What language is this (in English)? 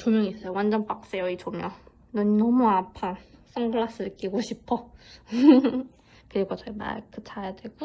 Korean